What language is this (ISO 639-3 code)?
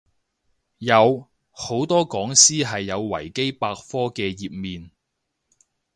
yue